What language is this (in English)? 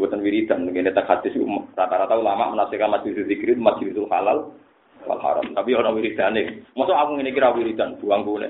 Malay